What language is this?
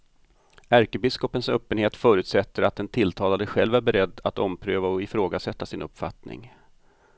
Swedish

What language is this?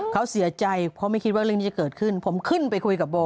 Thai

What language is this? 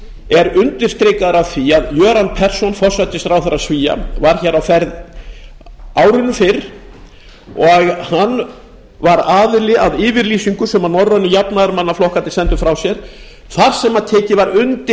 Icelandic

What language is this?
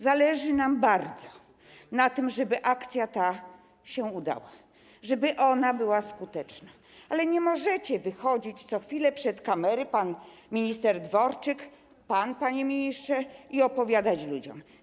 Polish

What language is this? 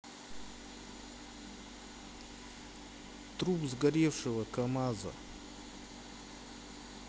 Russian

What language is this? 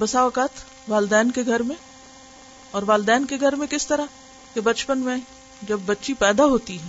Urdu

